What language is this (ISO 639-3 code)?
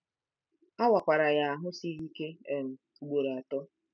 ibo